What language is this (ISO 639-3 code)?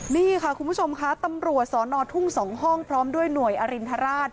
tha